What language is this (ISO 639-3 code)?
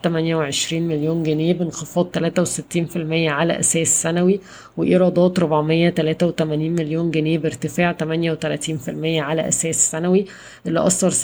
ara